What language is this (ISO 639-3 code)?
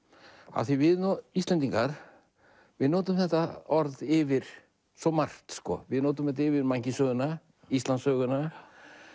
isl